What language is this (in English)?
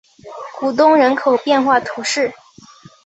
Chinese